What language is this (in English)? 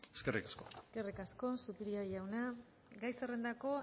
Basque